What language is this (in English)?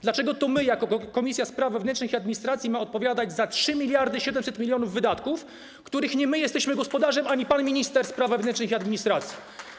Polish